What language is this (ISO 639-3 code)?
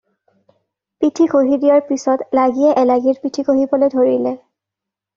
asm